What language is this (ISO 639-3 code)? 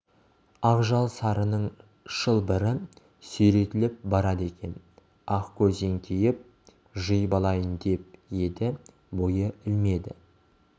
kaz